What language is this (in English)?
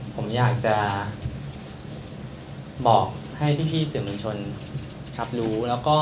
Thai